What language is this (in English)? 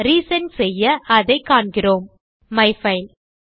Tamil